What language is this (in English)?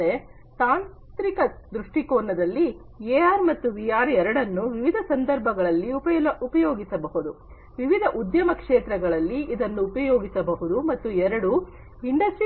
Kannada